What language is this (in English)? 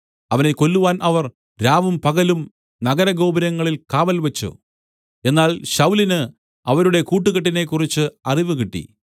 Malayalam